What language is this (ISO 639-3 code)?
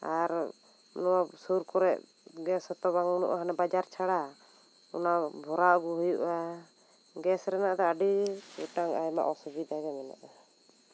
sat